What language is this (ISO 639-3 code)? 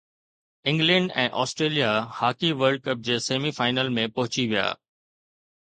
snd